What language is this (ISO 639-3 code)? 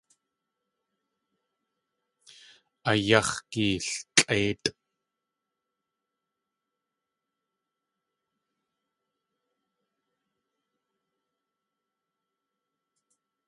tli